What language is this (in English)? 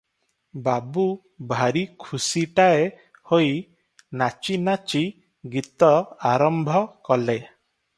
Odia